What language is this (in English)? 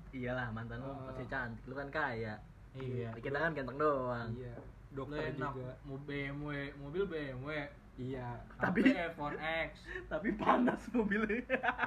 Indonesian